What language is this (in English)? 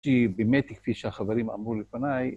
Hebrew